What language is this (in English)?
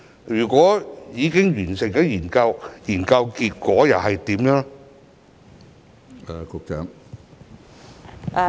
Cantonese